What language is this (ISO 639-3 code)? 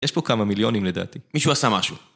heb